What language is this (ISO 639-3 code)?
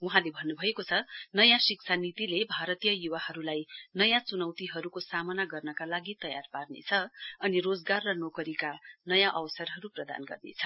nep